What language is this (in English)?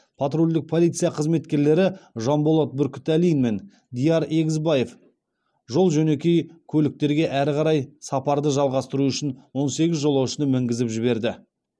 Kazakh